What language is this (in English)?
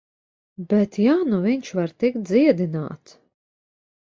Latvian